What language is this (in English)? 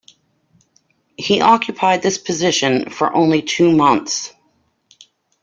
English